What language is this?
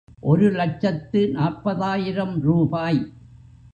Tamil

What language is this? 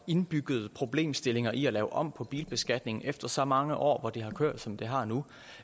Danish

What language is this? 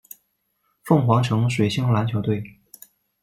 Chinese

